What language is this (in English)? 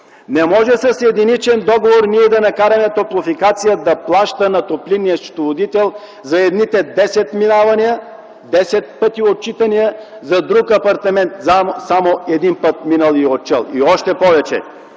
Bulgarian